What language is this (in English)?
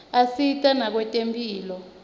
Swati